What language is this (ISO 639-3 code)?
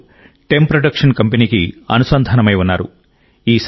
tel